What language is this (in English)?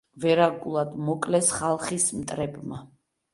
Georgian